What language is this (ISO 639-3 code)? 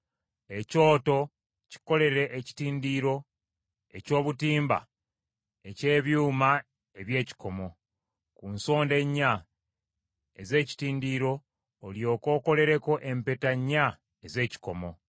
lug